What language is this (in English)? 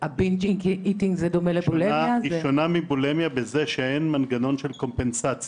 Hebrew